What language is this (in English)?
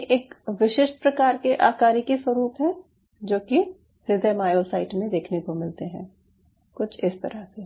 Hindi